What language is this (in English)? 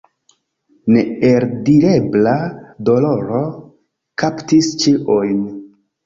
Esperanto